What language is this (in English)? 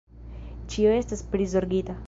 Esperanto